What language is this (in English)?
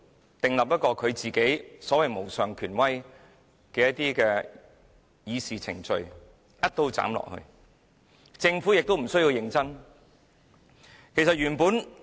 Cantonese